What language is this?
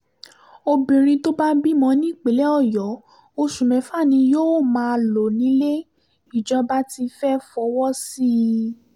Yoruba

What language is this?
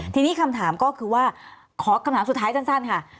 Thai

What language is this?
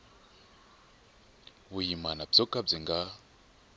Tsonga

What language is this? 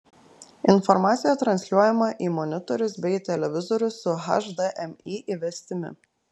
Lithuanian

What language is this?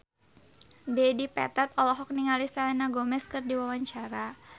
Sundanese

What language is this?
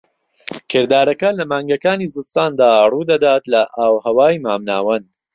Central Kurdish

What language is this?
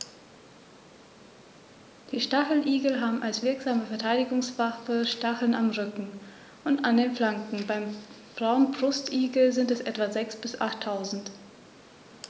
German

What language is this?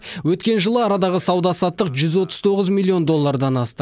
Kazakh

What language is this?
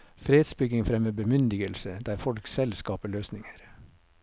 Norwegian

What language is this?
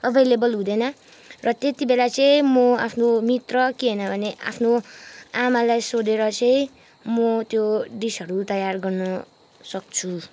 Nepali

